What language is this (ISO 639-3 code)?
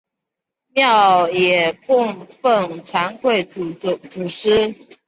zho